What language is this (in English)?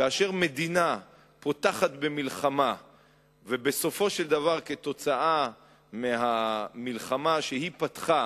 Hebrew